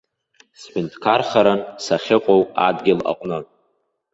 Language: Abkhazian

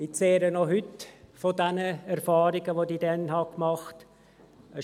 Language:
Swiss German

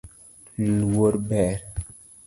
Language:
Luo (Kenya and Tanzania)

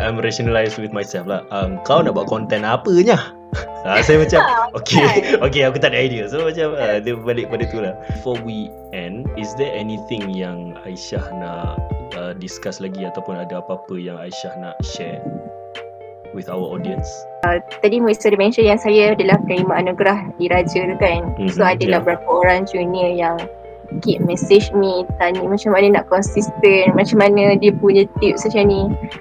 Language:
Malay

